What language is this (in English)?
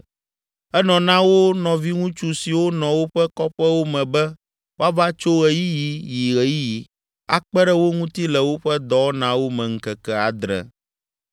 Ewe